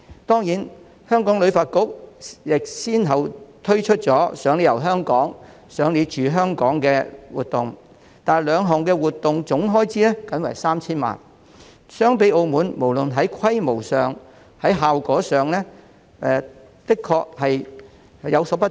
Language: Cantonese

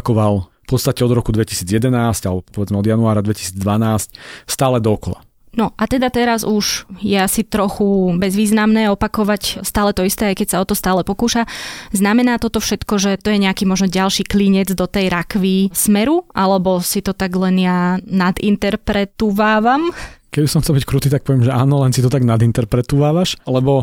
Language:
Slovak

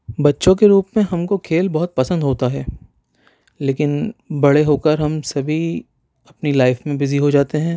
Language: Urdu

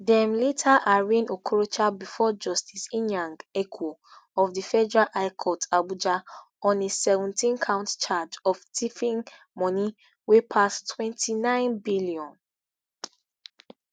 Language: Nigerian Pidgin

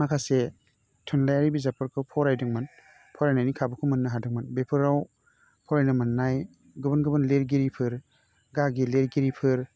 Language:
Bodo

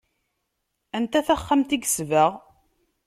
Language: Kabyle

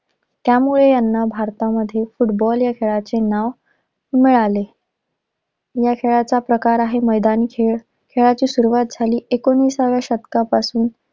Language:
Marathi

